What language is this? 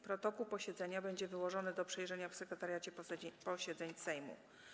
Polish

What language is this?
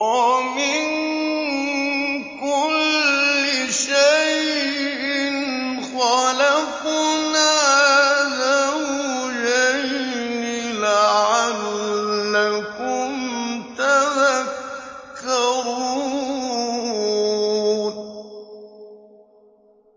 Arabic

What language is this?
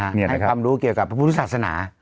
Thai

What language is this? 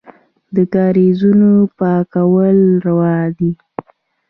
Pashto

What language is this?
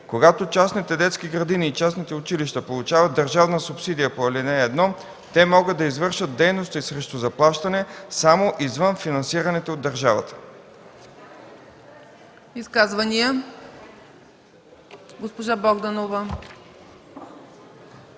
Bulgarian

